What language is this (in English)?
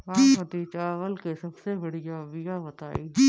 Bhojpuri